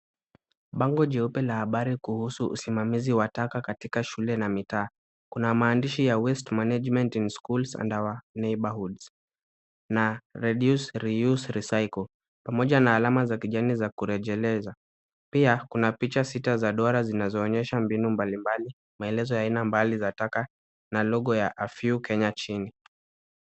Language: Swahili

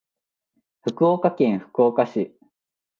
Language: Japanese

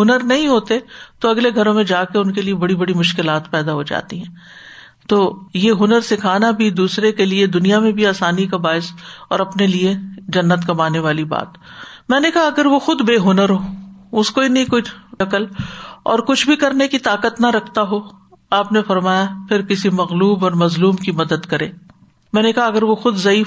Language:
Urdu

